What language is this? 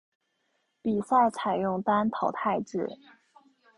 Chinese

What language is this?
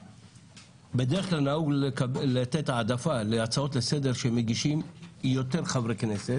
Hebrew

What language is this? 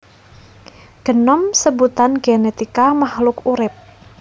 Javanese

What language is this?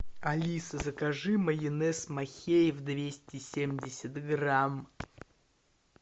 Russian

